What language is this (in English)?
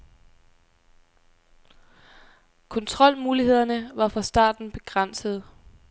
Danish